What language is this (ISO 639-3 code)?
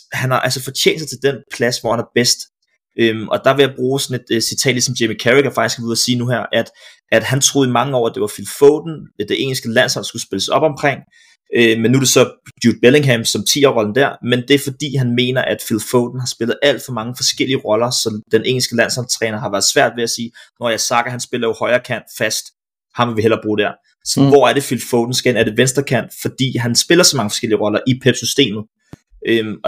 dan